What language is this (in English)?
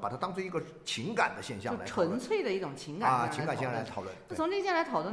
Chinese